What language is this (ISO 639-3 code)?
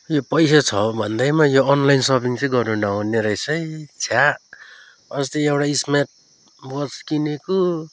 nep